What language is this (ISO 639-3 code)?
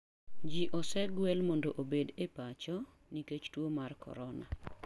luo